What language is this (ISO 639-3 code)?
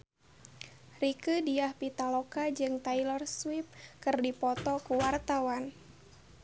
sun